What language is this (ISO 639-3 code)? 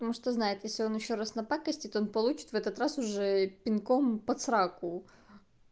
rus